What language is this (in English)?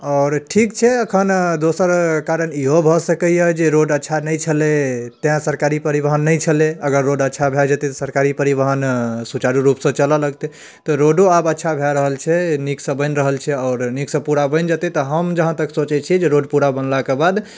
Maithili